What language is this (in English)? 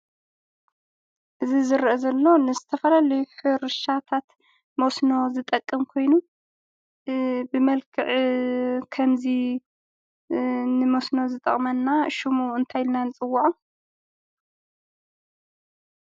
Tigrinya